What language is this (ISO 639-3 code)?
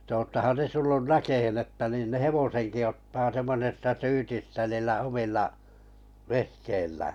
fin